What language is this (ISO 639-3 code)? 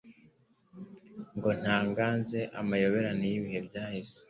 kin